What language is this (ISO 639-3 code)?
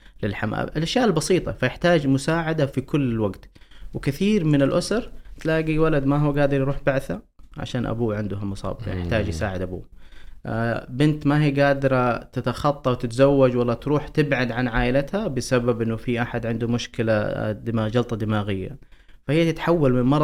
ara